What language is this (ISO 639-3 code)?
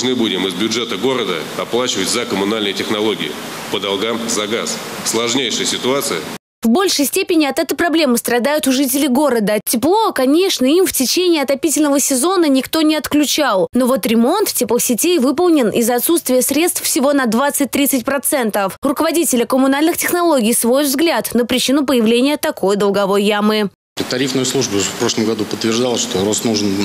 rus